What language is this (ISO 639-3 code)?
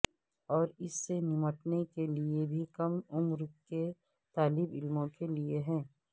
urd